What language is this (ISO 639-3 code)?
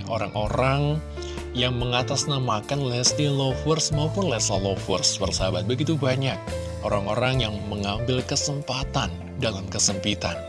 ind